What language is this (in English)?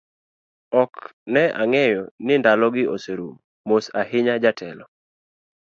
Luo (Kenya and Tanzania)